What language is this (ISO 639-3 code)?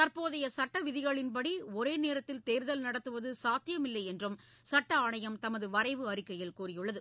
tam